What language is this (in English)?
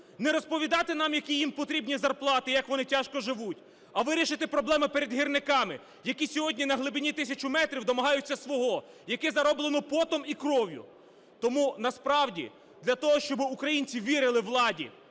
Ukrainian